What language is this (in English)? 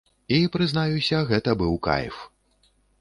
Belarusian